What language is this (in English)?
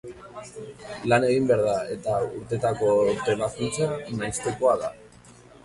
Basque